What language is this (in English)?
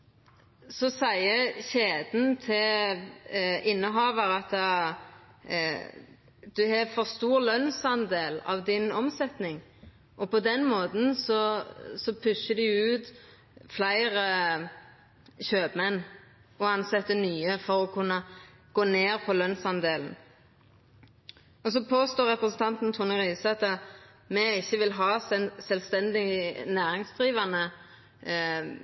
Norwegian Nynorsk